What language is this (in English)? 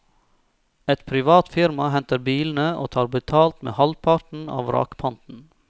Norwegian